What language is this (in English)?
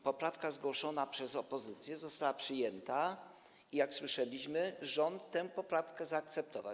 Polish